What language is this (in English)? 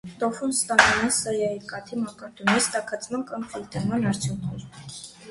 Armenian